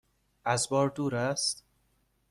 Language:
Persian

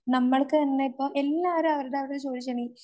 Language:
Malayalam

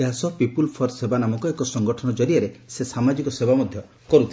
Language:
Odia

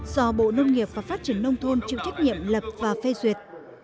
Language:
Vietnamese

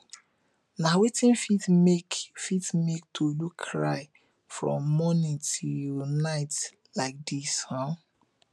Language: Nigerian Pidgin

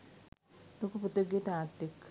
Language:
Sinhala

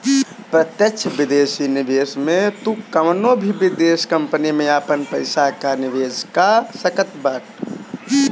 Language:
Bhojpuri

